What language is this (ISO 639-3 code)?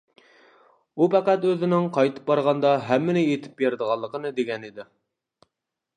uig